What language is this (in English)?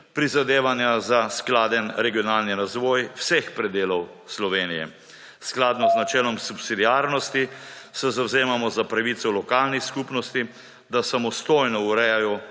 Slovenian